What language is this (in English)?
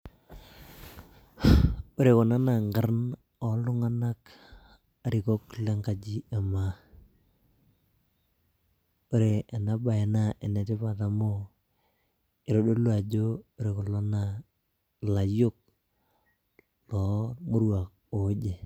Masai